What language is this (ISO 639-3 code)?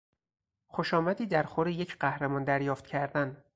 fas